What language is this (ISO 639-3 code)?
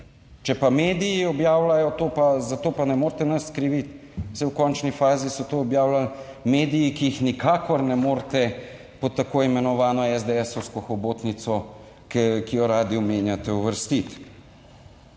slv